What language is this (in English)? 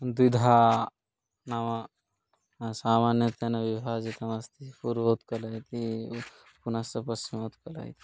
Sanskrit